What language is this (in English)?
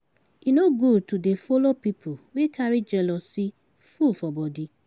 Nigerian Pidgin